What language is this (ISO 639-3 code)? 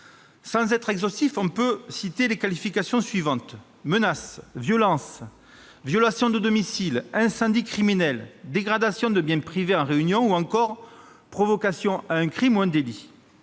fra